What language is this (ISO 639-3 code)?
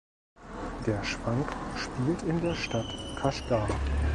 deu